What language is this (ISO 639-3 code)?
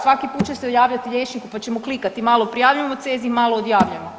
hrv